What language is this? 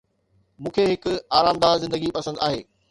Sindhi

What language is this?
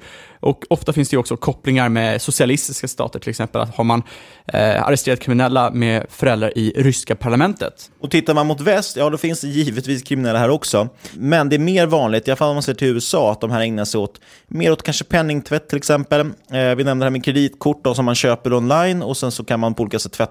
Swedish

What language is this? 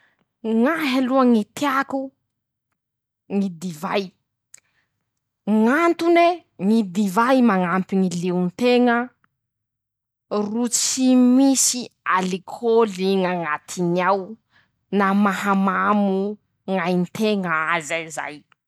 Masikoro Malagasy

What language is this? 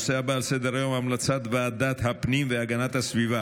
Hebrew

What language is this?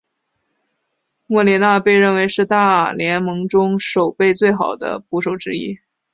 Chinese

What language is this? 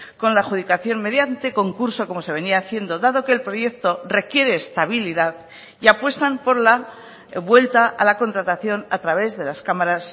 Spanish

